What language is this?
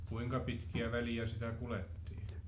Finnish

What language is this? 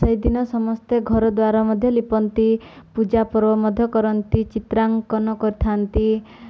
Odia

